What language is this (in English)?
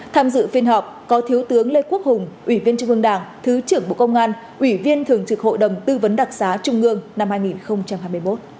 Vietnamese